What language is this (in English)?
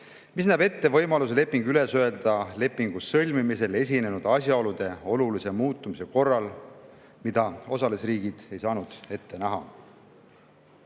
Estonian